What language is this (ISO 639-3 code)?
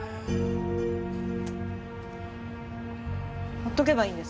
jpn